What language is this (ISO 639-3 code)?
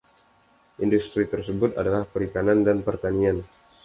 ind